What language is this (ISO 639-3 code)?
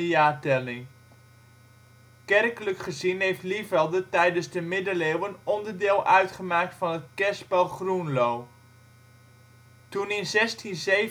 nld